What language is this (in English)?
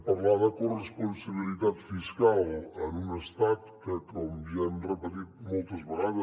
Catalan